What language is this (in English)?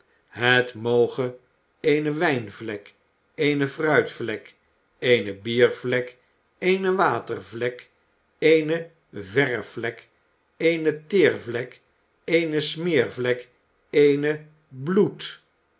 Dutch